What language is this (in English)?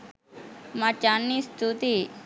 Sinhala